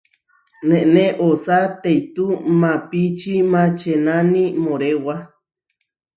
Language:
Huarijio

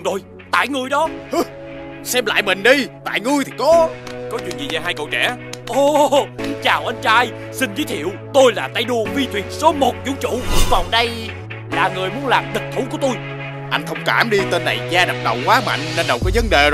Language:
Vietnamese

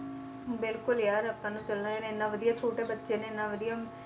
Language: Punjabi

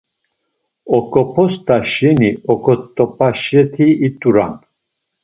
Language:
Laz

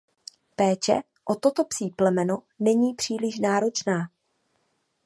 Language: Czech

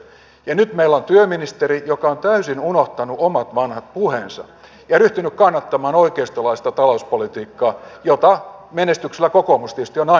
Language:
Finnish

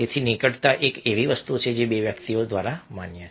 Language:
Gujarati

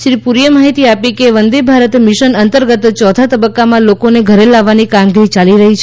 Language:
Gujarati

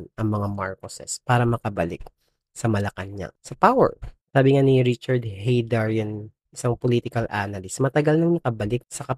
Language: Filipino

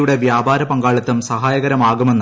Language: Malayalam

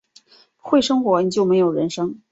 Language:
Chinese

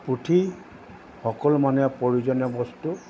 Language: Assamese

